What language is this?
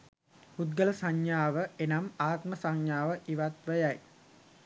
Sinhala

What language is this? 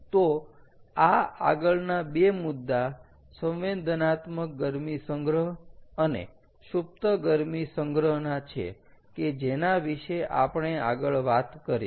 Gujarati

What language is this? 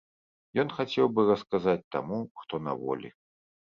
Belarusian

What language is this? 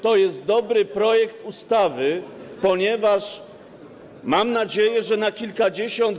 Polish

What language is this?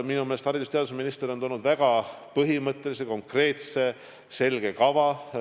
Estonian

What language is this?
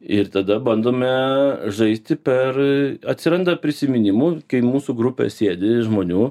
Lithuanian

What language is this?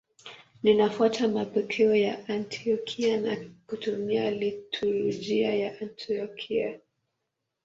Swahili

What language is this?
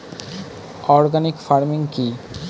Bangla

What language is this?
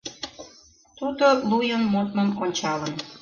Mari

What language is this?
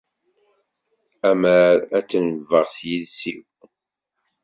Kabyle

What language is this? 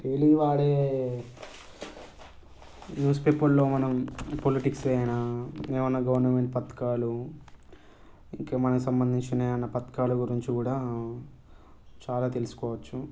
Telugu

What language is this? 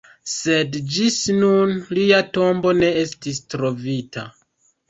Esperanto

